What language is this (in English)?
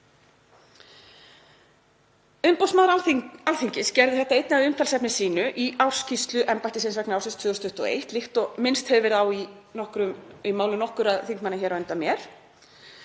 Icelandic